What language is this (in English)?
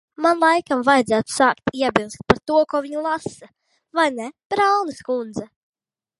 Latvian